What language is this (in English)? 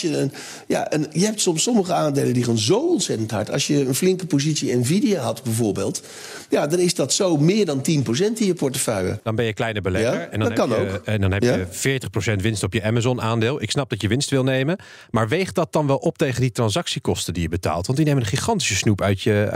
Dutch